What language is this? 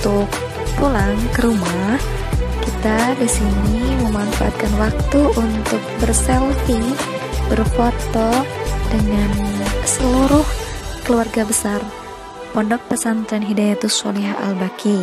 Indonesian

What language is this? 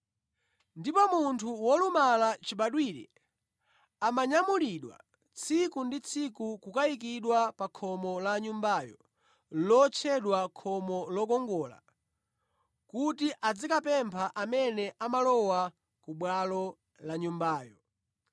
Nyanja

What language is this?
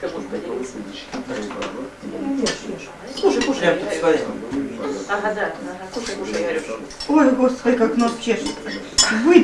Russian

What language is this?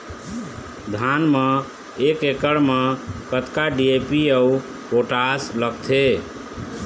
Chhattisgarhi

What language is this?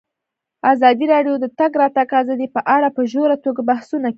Pashto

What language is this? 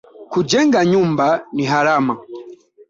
Swahili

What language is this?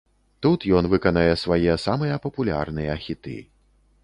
Belarusian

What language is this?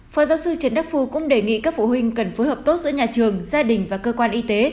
Vietnamese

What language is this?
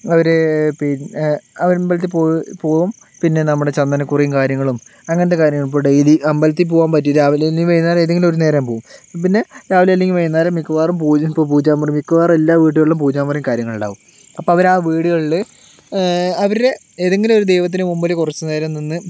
Malayalam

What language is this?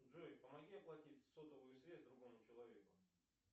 Russian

